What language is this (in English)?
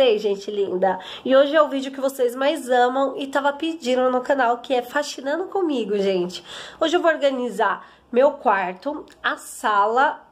Portuguese